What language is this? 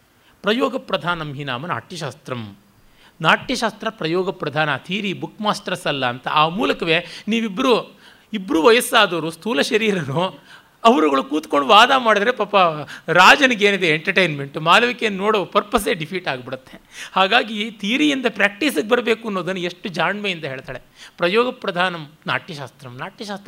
Kannada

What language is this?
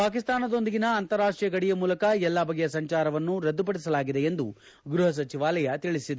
Kannada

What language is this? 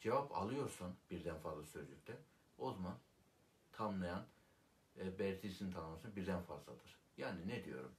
Turkish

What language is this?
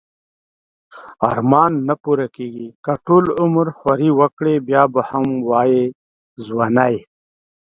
Pashto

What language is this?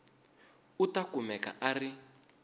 Tsonga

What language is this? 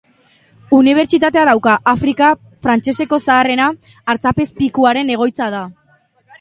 Basque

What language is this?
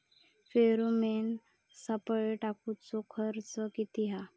Marathi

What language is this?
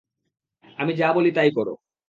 Bangla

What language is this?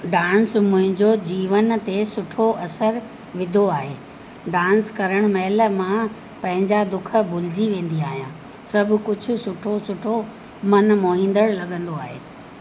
Sindhi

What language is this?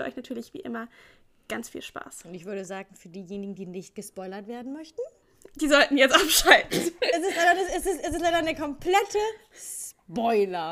German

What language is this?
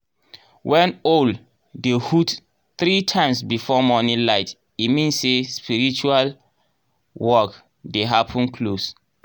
Nigerian Pidgin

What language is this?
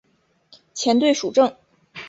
Chinese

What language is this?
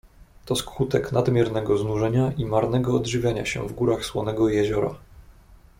Polish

